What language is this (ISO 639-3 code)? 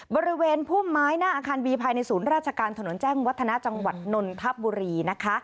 tha